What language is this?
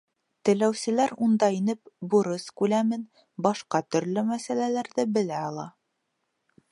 Bashkir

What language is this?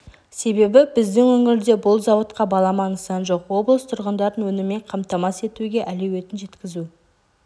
Kazakh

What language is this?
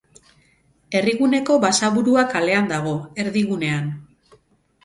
Basque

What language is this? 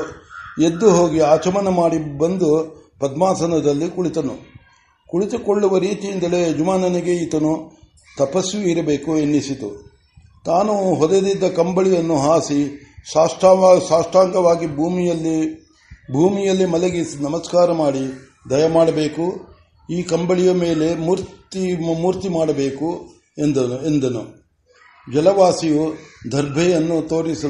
Kannada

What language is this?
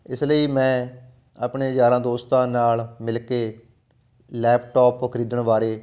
Punjabi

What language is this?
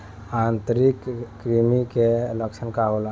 Bhojpuri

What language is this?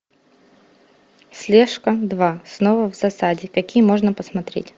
Russian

